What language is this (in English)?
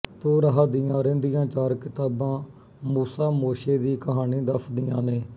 Punjabi